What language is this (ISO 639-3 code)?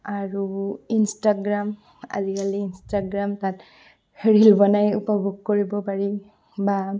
asm